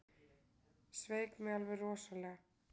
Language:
Icelandic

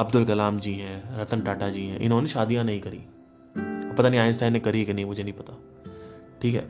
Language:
Hindi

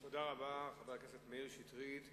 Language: Hebrew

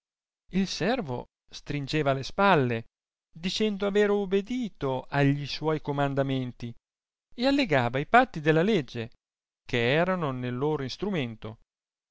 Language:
Italian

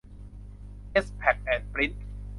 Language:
Thai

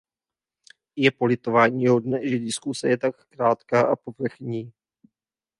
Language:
Czech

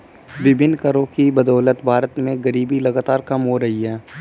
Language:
Hindi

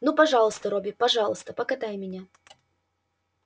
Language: Russian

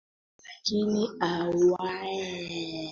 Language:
Swahili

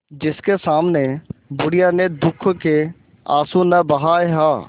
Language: Hindi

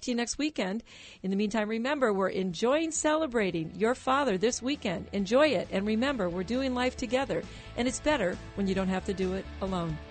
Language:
English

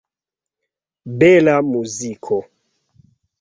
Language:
Esperanto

